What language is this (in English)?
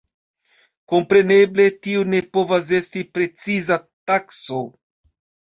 Esperanto